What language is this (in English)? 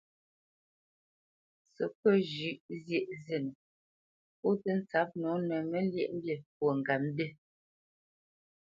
Bamenyam